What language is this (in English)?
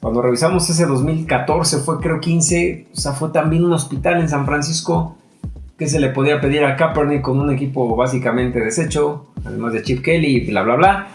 Spanish